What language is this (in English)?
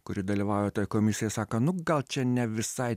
Lithuanian